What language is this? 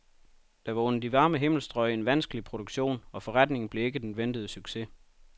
Danish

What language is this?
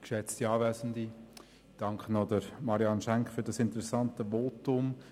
Swiss German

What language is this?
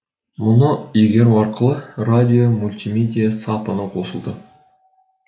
Kazakh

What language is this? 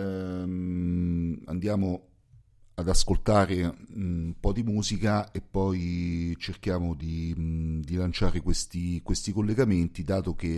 Italian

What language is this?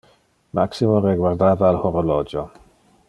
Interlingua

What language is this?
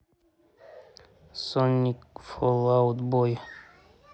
Russian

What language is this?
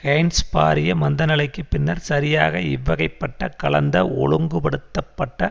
Tamil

